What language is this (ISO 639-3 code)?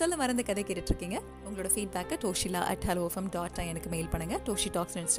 tam